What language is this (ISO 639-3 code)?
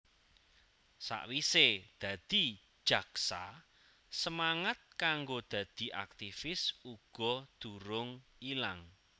jav